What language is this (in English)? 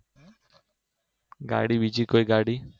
Gujarati